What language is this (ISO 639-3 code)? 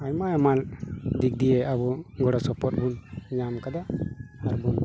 sat